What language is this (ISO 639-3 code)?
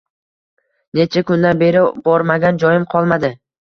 uzb